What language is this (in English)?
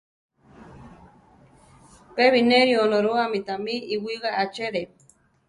Central Tarahumara